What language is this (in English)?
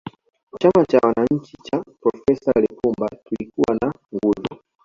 Swahili